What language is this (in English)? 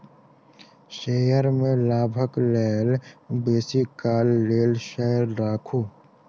Maithili